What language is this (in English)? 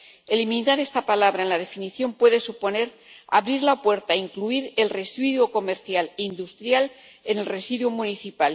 Spanish